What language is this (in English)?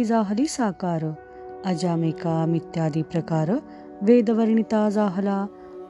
Marathi